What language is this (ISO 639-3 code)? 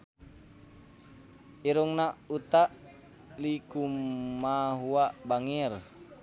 sun